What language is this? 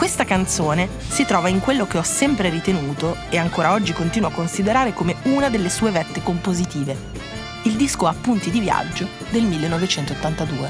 Italian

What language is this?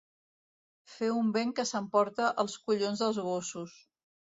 Catalan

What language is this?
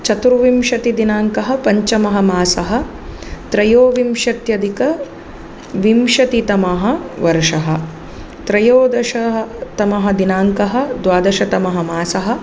Sanskrit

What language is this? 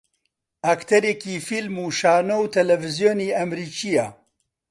Central Kurdish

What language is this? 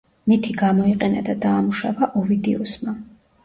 Georgian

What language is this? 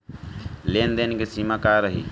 Bhojpuri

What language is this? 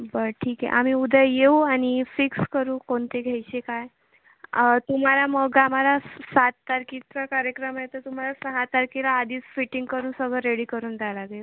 Marathi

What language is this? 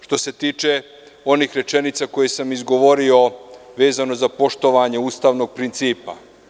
Serbian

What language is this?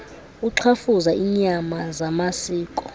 Xhosa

